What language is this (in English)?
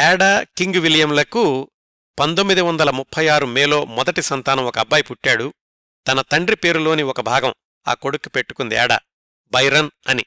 Telugu